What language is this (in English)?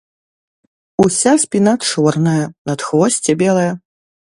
Belarusian